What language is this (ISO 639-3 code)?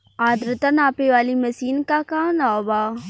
bho